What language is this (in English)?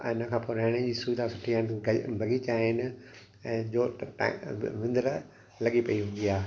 Sindhi